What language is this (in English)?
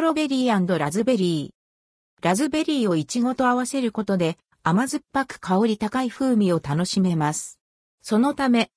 Japanese